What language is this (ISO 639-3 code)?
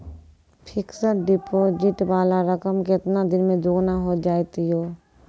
mai